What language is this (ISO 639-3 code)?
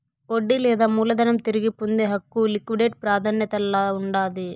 tel